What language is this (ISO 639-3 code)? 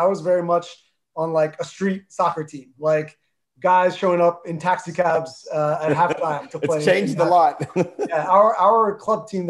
eng